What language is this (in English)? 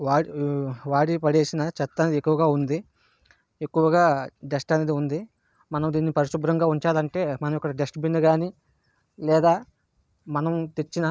Telugu